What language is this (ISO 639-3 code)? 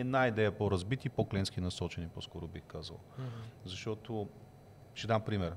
bul